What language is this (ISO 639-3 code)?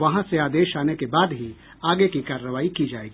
hin